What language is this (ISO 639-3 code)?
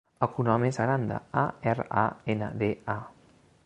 cat